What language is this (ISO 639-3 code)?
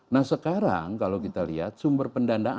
ind